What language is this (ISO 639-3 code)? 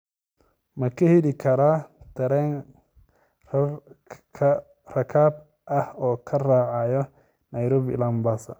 som